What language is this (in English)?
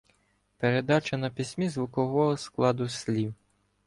Ukrainian